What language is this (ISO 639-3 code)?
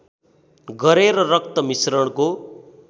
nep